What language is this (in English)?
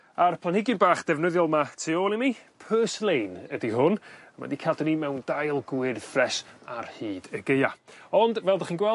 Welsh